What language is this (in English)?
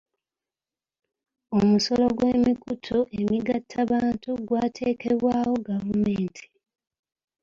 Ganda